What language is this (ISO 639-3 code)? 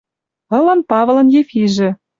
mrj